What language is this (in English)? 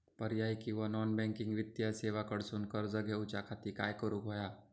Marathi